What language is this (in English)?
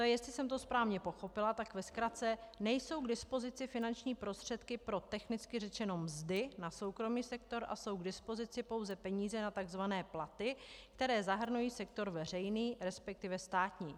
Czech